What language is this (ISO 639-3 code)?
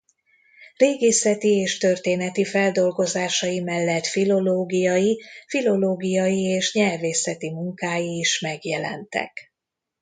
hun